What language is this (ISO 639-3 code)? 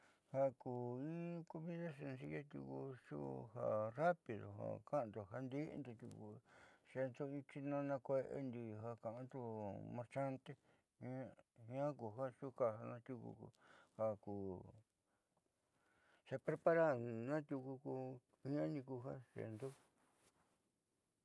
mxy